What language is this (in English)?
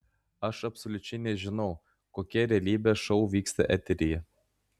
Lithuanian